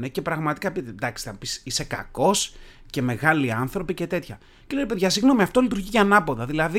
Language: Greek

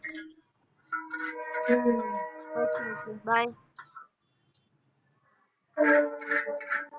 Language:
Punjabi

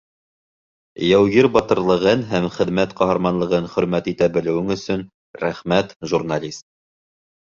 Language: Bashkir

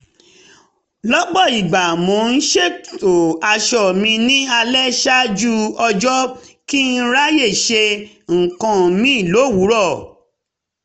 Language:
Yoruba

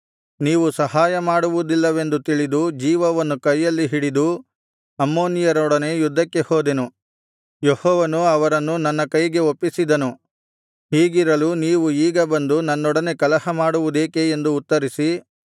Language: Kannada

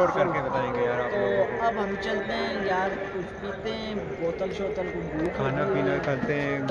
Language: Urdu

